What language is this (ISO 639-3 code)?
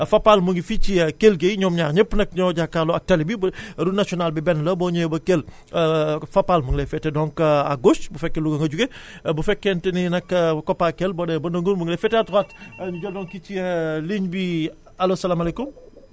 wol